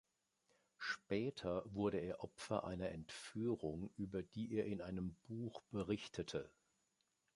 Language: German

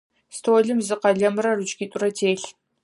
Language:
Adyghe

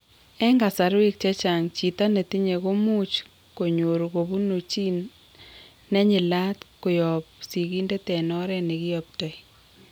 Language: Kalenjin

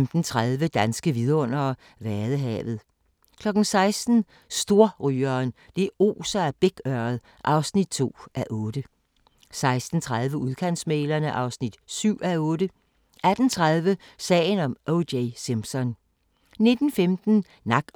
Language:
Danish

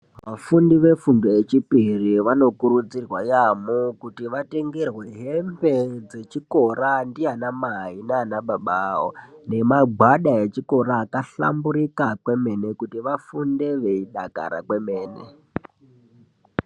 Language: Ndau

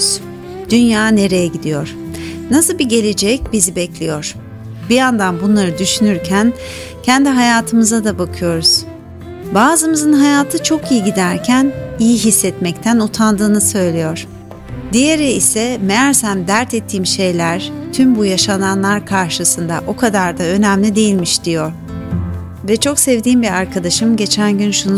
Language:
Turkish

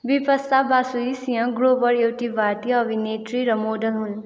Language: Nepali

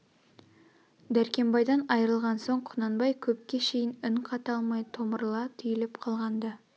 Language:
Kazakh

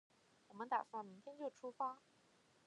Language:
Chinese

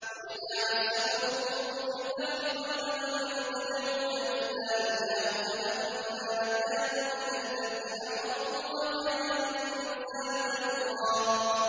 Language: Arabic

